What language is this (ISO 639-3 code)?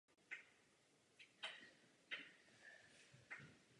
ces